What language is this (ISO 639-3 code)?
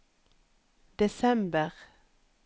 nor